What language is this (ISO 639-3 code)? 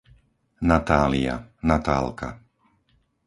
slk